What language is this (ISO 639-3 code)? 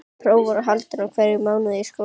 isl